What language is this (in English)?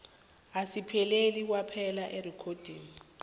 South Ndebele